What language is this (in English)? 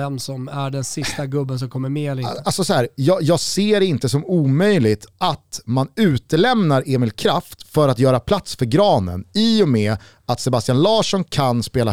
Swedish